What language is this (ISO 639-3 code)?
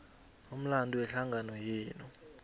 nbl